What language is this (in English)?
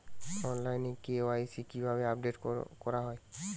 Bangla